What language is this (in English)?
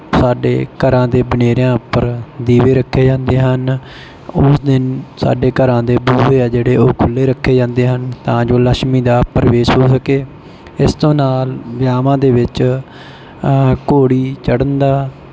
Punjabi